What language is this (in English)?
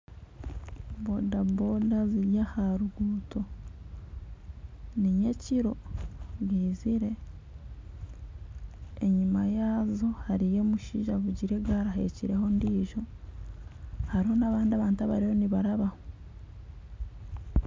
Nyankole